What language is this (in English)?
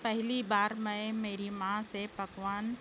Urdu